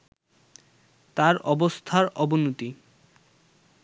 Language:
Bangla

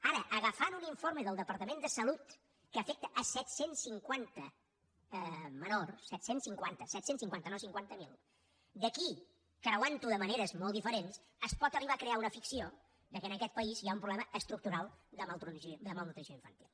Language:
Catalan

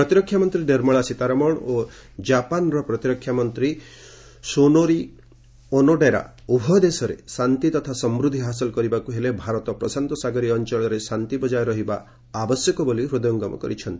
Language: Odia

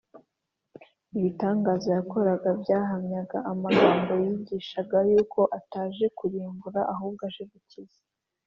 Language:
Kinyarwanda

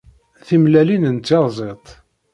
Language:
Kabyle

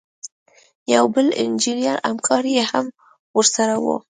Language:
Pashto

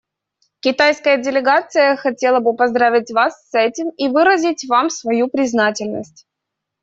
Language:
Russian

